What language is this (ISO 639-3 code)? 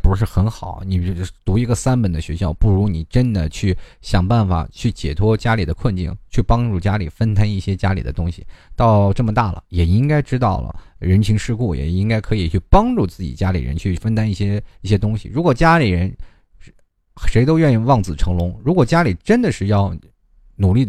zho